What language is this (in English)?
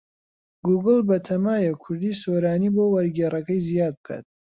Central Kurdish